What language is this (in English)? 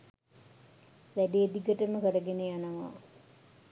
Sinhala